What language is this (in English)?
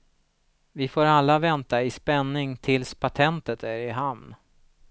Swedish